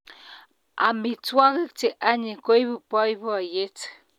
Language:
Kalenjin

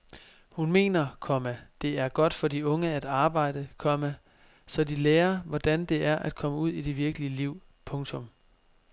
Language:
Danish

